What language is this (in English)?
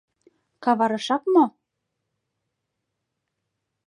Mari